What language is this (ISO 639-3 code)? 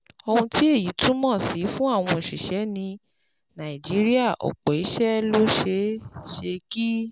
yor